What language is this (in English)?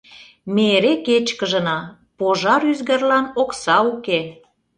Mari